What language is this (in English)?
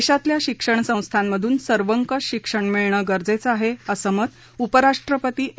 Marathi